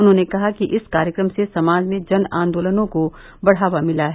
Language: Hindi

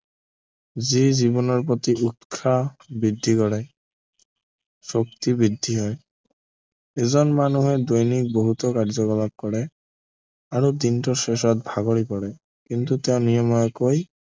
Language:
Assamese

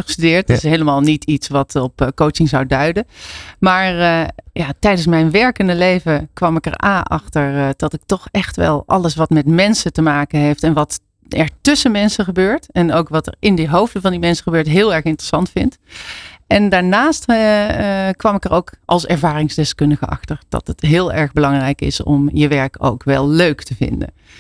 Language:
Dutch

